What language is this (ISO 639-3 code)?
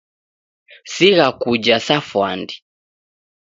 dav